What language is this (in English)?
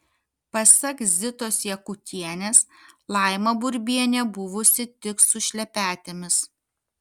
Lithuanian